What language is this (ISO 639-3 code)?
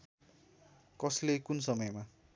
nep